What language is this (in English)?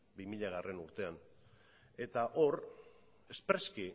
Basque